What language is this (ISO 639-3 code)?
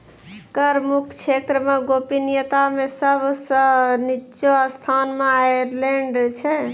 mai